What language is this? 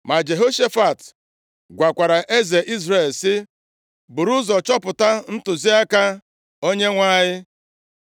Igbo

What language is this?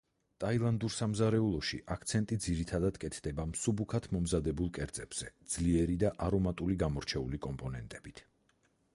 Georgian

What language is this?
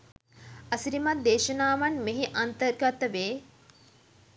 Sinhala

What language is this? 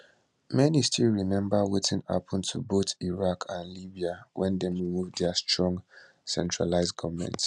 Nigerian Pidgin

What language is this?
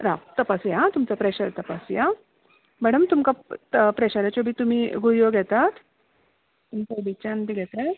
Konkani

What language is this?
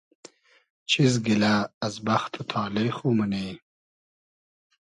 Hazaragi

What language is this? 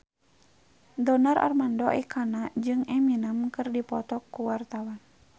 Sundanese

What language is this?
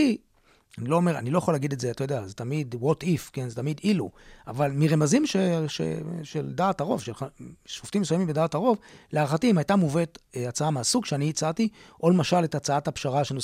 Hebrew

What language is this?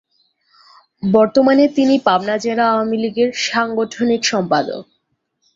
Bangla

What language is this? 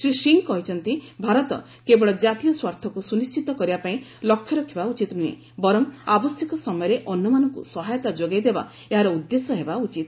Odia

